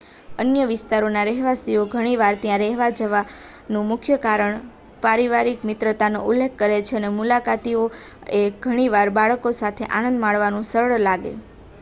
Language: Gujarati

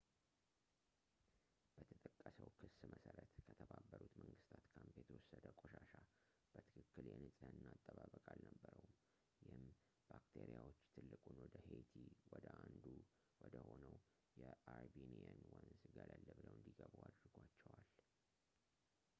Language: Amharic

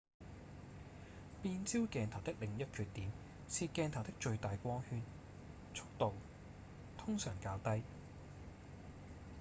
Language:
Cantonese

